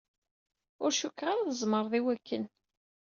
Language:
Kabyle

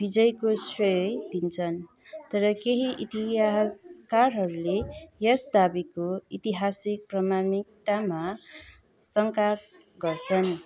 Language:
Nepali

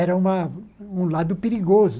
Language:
Portuguese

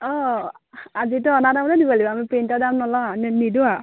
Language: Assamese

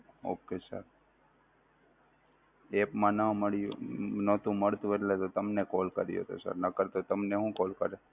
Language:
Gujarati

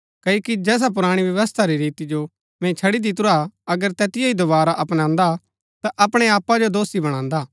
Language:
Gaddi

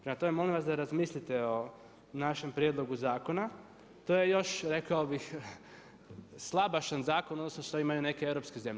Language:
Croatian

